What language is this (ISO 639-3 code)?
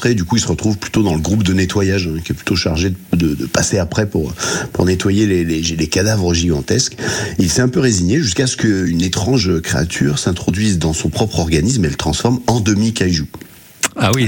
fra